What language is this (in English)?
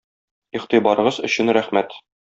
Tatar